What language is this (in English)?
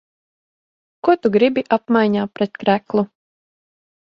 Latvian